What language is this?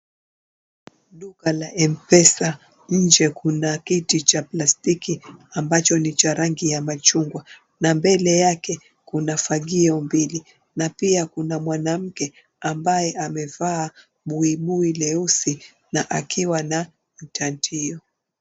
Swahili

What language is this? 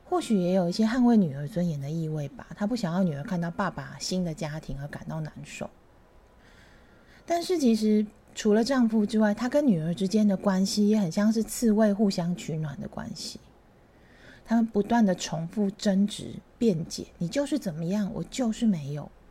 Chinese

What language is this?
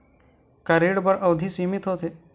Chhattisgarhi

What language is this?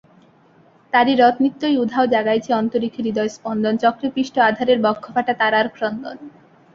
Bangla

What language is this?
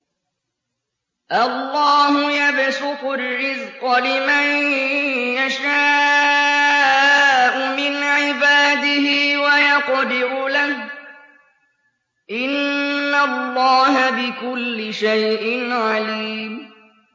Arabic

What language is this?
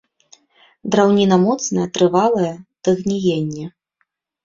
Belarusian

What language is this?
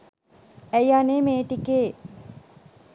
Sinhala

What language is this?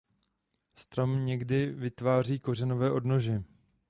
Czech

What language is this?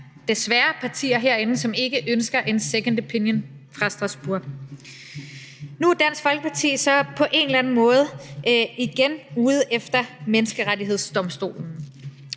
Danish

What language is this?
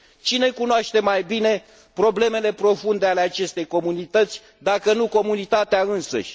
Romanian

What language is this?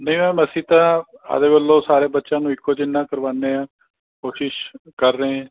Punjabi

